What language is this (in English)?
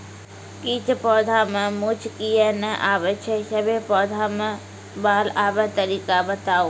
Maithili